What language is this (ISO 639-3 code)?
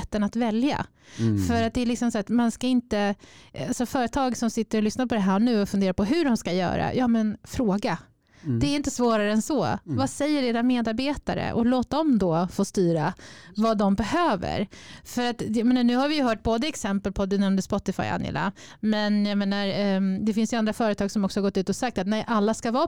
swe